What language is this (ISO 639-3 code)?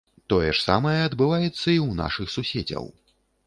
bel